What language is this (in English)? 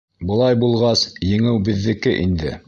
Bashkir